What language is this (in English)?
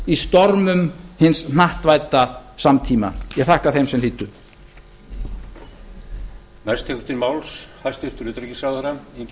Icelandic